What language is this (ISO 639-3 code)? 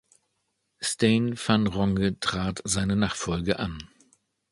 deu